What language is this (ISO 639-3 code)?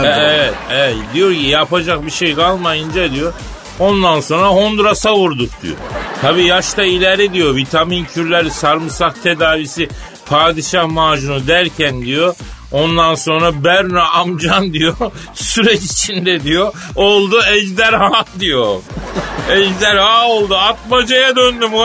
tur